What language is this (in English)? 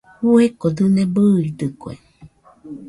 Nüpode Huitoto